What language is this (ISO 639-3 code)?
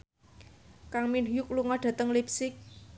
jav